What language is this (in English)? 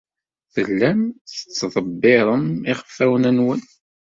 Kabyle